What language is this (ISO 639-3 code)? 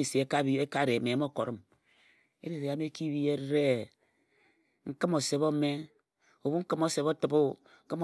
etu